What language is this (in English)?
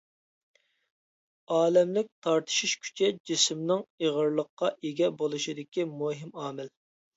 Uyghur